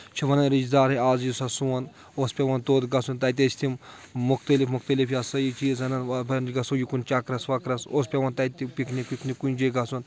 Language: Kashmiri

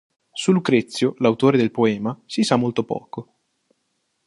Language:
Italian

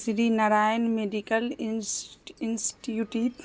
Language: Urdu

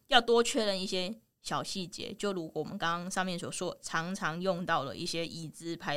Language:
Chinese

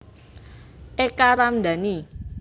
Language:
Javanese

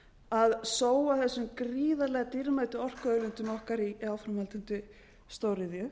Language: Icelandic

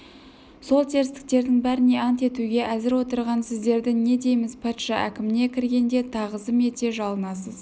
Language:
Kazakh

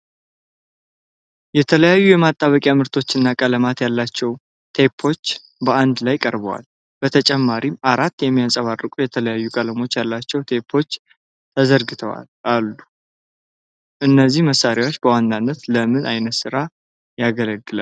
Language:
Amharic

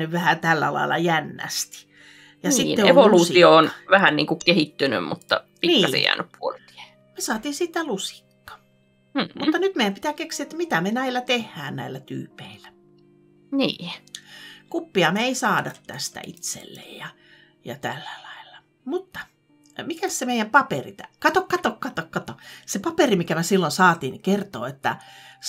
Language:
Finnish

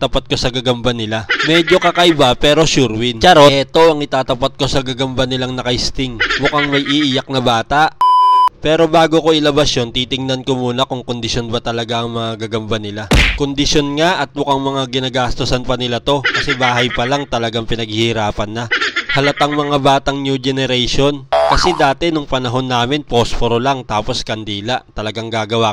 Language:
Filipino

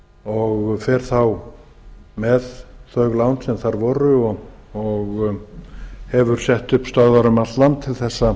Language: Icelandic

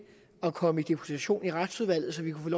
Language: Danish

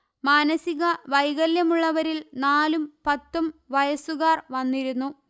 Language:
Malayalam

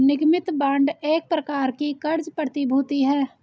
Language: Hindi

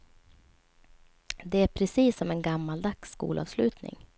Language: Swedish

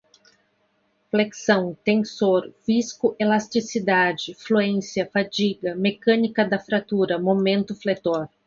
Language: Portuguese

